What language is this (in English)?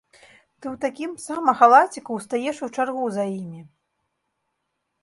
Belarusian